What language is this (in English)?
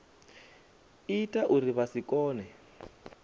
Venda